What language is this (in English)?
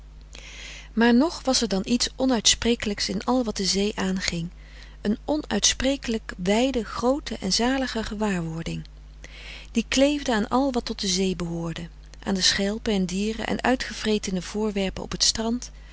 Dutch